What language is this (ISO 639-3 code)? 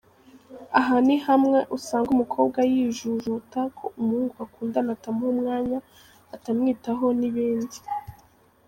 kin